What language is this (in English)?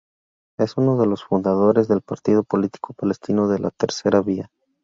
Spanish